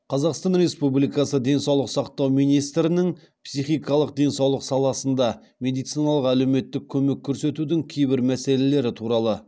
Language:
Kazakh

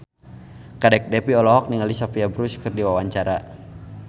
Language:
Sundanese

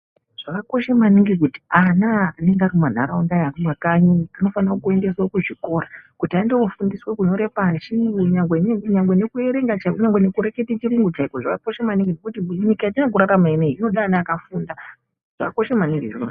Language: Ndau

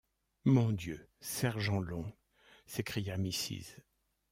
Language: French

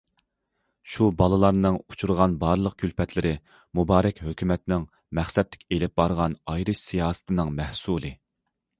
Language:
Uyghur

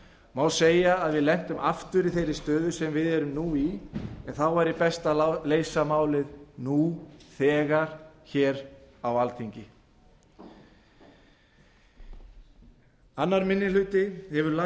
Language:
Icelandic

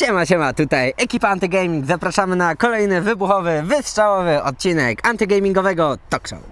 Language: Polish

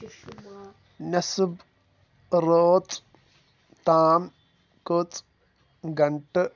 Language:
Kashmiri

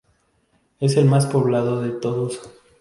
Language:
Spanish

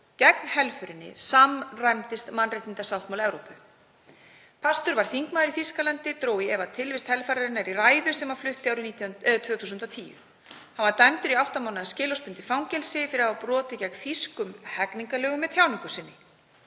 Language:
Icelandic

